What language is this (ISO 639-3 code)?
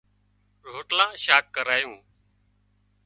kxp